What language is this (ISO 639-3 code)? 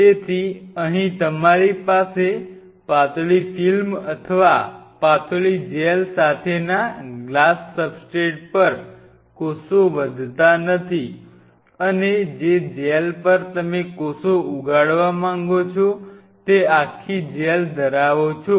guj